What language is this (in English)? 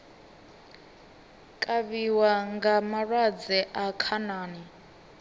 Venda